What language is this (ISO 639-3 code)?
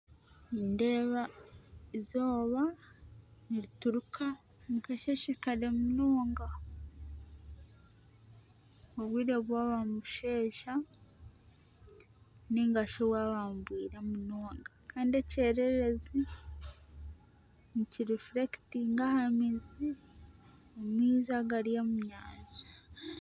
nyn